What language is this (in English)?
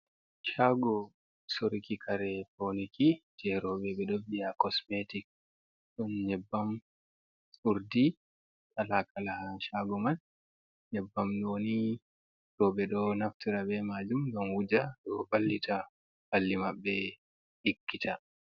Fula